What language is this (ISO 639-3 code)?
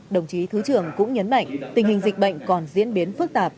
vie